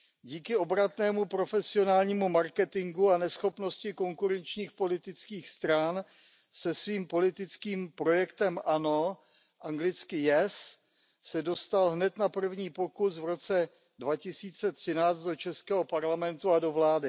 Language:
Czech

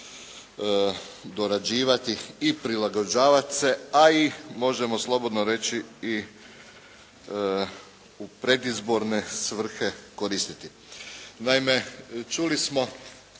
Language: Croatian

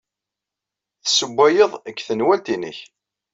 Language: Kabyle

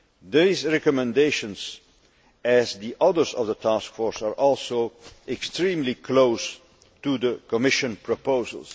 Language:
English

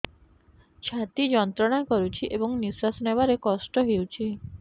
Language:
Odia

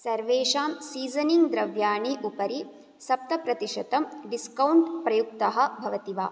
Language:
Sanskrit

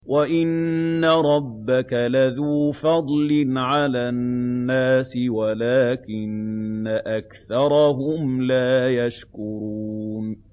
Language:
Arabic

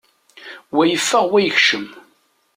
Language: Kabyle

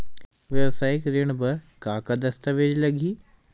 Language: Chhattisgarhi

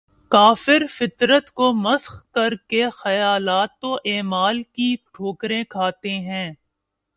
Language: Urdu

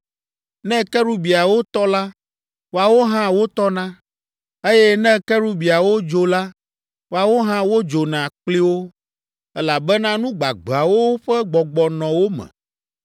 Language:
Ewe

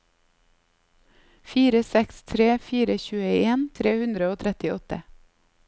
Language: Norwegian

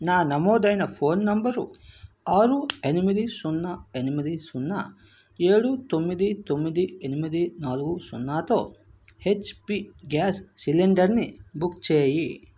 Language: Telugu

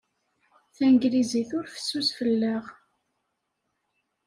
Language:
Kabyle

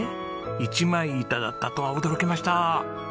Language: Japanese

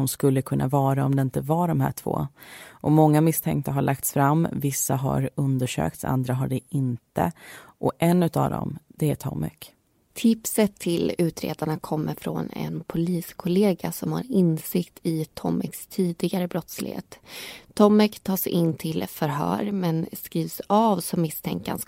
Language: Swedish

